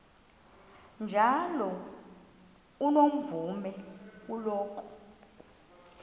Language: Xhosa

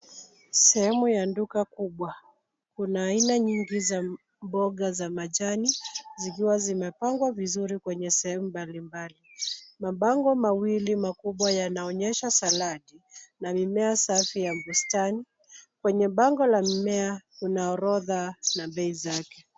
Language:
Swahili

